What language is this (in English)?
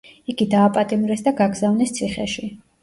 Georgian